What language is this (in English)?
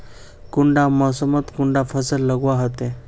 Magahi